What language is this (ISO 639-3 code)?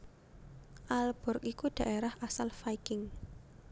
jav